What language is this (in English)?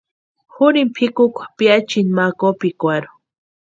Western Highland Purepecha